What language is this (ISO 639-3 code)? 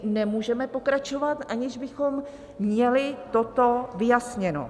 ces